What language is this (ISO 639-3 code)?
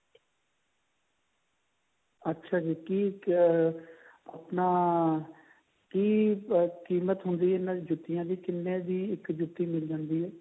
pan